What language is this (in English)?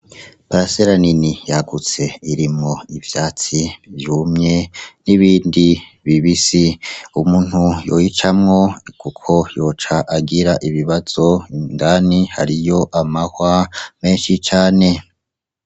Rundi